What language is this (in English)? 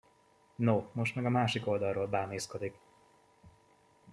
Hungarian